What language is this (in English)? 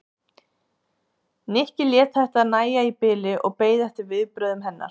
Icelandic